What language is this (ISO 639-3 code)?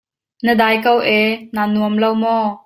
cnh